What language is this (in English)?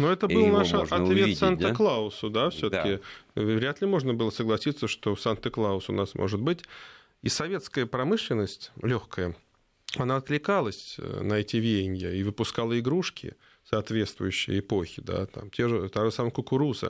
Russian